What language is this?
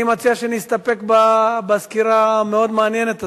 Hebrew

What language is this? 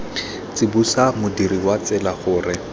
Tswana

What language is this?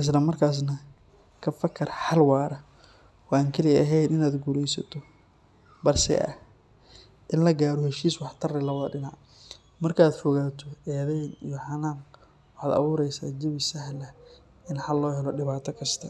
Somali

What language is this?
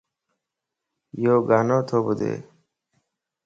Lasi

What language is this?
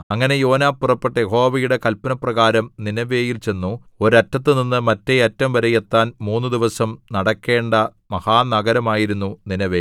Malayalam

